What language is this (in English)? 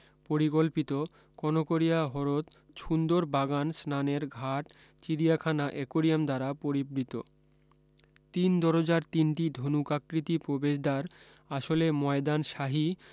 Bangla